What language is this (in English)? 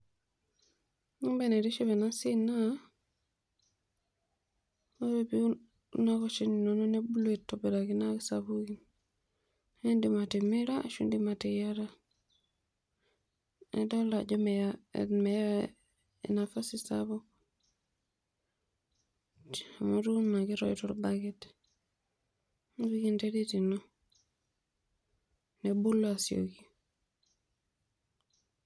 Masai